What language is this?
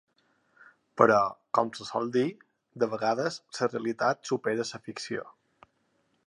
Catalan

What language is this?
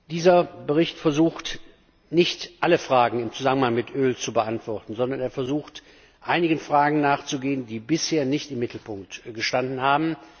German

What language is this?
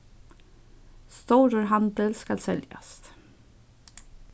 Faroese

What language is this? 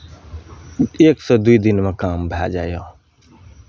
Maithili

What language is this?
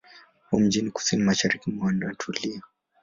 Swahili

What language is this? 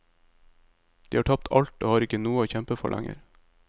Norwegian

